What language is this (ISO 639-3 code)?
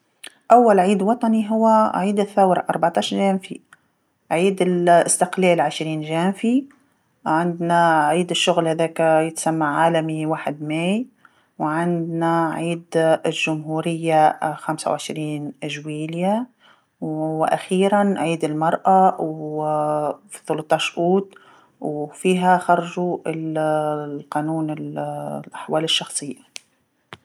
aeb